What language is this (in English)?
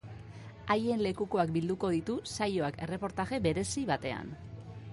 Basque